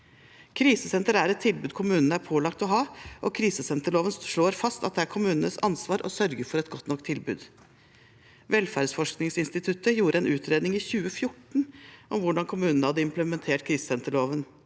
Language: Norwegian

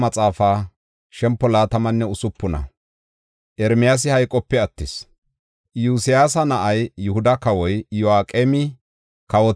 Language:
Gofa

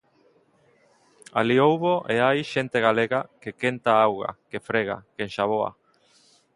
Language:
Galician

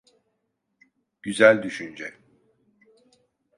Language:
Turkish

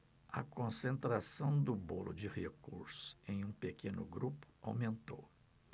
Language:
Portuguese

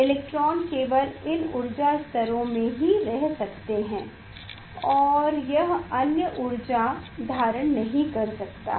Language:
Hindi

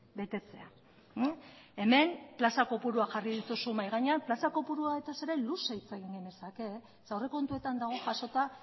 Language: Basque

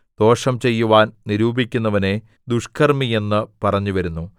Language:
Malayalam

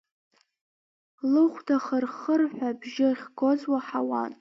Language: Abkhazian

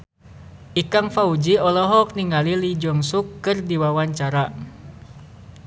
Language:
Sundanese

